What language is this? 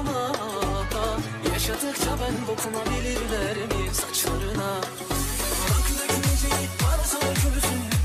Turkish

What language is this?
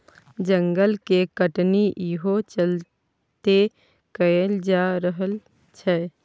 Maithili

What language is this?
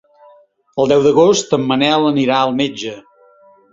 Catalan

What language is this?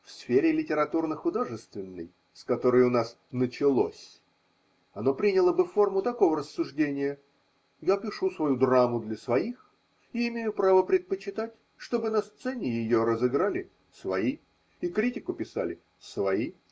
Russian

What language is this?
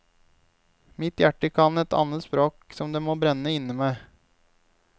Norwegian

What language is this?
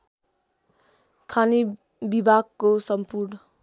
Nepali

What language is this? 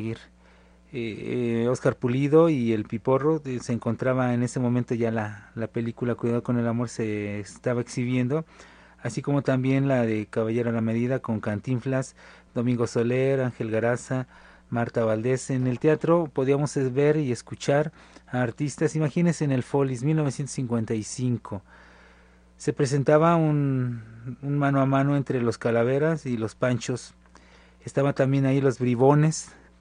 Spanish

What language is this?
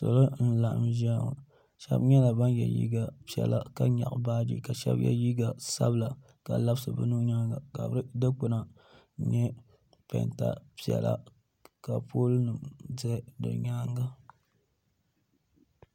Dagbani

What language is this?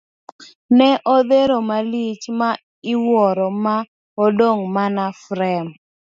Luo (Kenya and Tanzania)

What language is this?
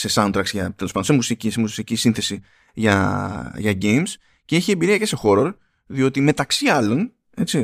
Greek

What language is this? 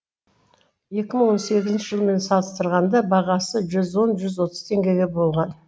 Kazakh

